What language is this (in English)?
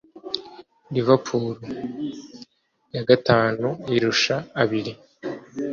Kinyarwanda